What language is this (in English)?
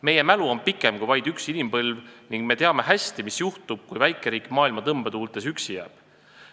Estonian